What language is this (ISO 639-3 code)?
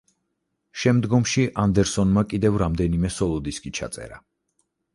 kat